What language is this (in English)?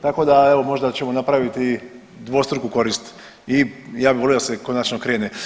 Croatian